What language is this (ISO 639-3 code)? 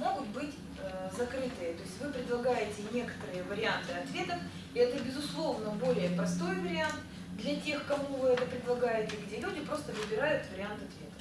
rus